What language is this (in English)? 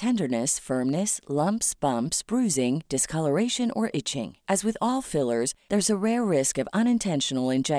Filipino